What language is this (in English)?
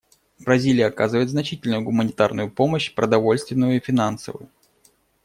Russian